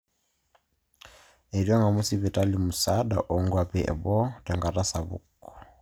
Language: Masai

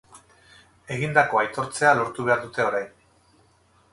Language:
Basque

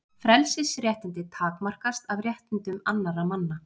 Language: Icelandic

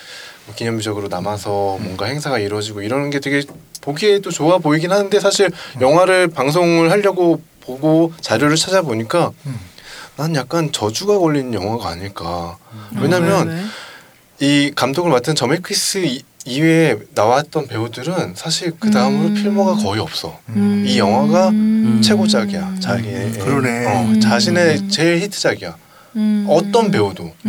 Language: Korean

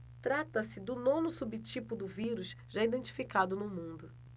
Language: Portuguese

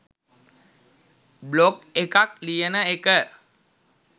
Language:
Sinhala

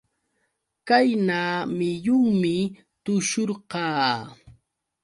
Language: Yauyos Quechua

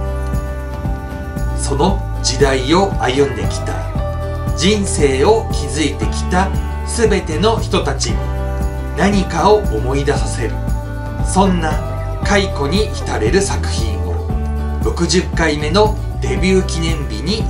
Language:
Japanese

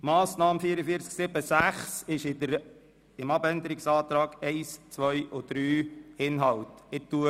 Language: Swiss German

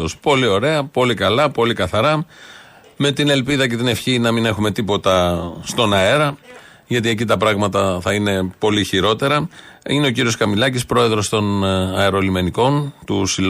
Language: Greek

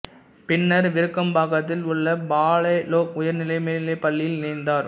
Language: Tamil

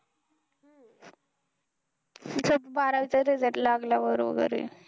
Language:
Marathi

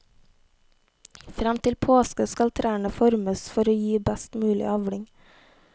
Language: Norwegian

